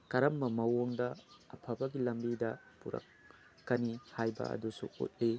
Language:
Manipuri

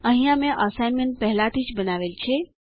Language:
Gujarati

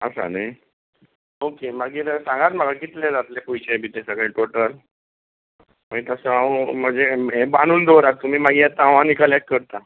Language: Konkani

